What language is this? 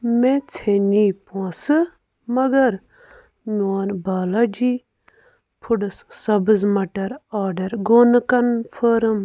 Kashmiri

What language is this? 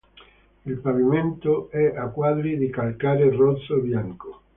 Italian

